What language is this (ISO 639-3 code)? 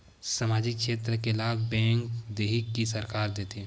hne